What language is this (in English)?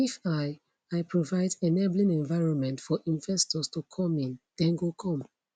Nigerian Pidgin